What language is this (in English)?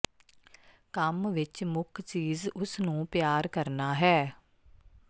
Punjabi